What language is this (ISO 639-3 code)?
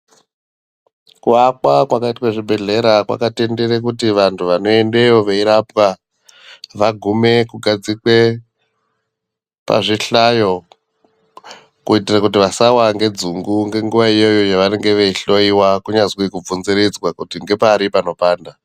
ndc